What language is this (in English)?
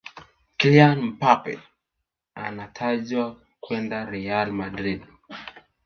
Swahili